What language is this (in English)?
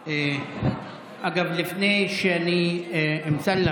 Hebrew